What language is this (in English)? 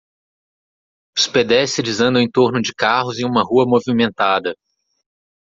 Portuguese